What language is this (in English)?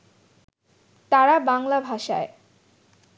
Bangla